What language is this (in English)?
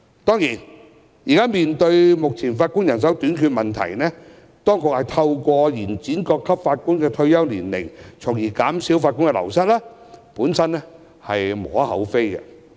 Cantonese